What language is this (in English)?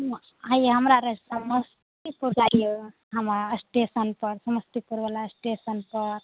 Maithili